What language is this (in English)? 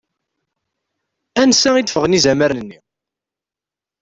Kabyle